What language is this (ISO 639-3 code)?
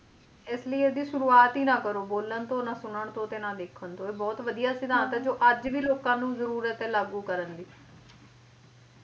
pan